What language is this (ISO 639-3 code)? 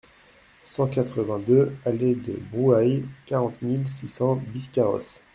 fra